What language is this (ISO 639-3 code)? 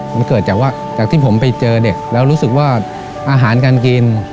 tha